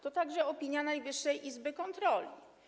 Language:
Polish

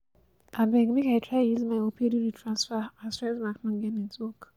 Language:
Nigerian Pidgin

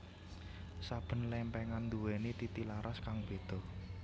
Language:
Javanese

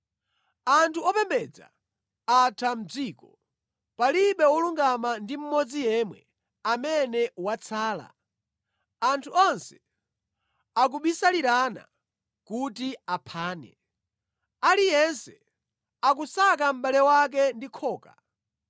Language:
Nyanja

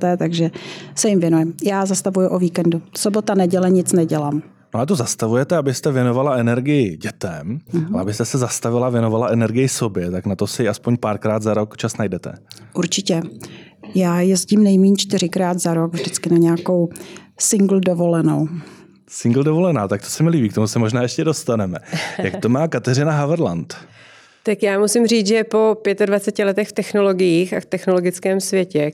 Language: Czech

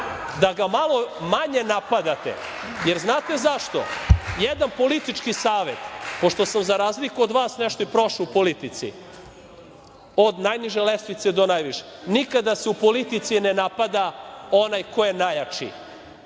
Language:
Serbian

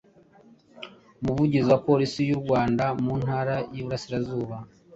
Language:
Kinyarwanda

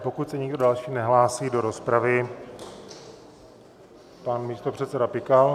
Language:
Czech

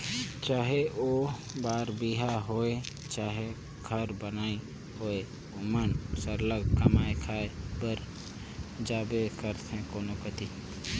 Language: Chhattisgarhi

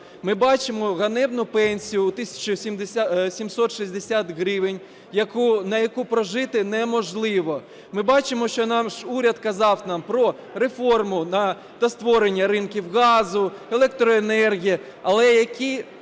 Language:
Ukrainian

